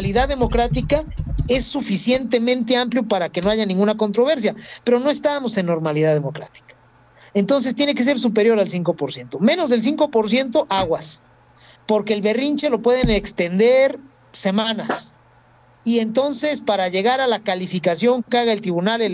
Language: Spanish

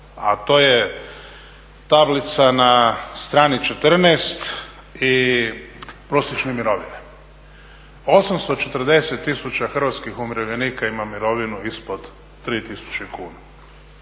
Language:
Croatian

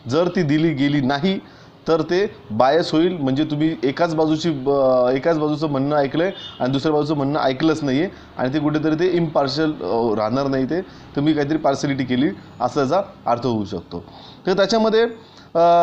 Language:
Hindi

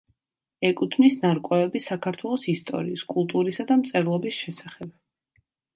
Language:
Georgian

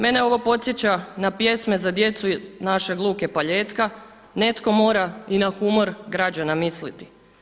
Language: Croatian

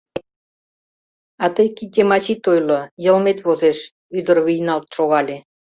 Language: Mari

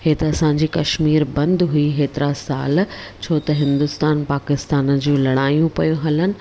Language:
Sindhi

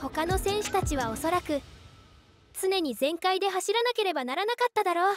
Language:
Japanese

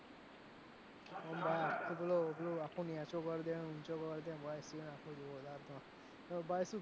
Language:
Gujarati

